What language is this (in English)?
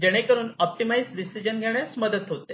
Marathi